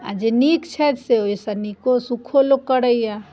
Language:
Maithili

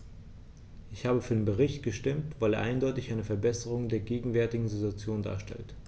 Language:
German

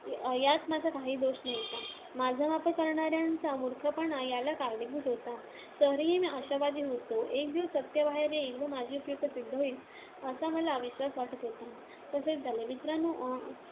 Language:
Marathi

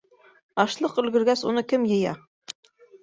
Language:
Bashkir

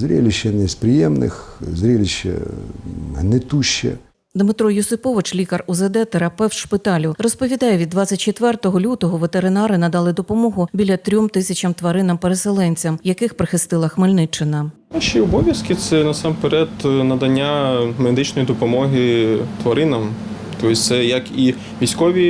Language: Ukrainian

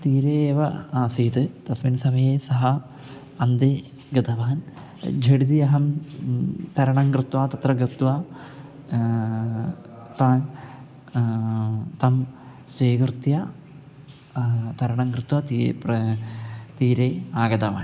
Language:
Sanskrit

